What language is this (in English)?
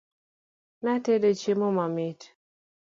Luo (Kenya and Tanzania)